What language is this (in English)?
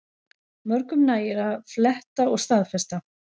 Icelandic